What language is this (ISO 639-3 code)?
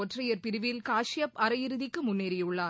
tam